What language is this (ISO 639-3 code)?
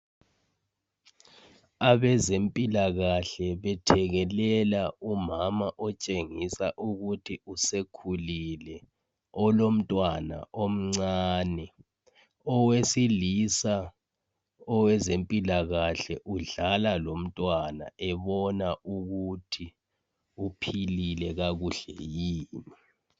nde